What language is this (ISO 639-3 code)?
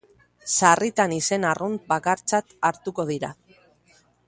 eus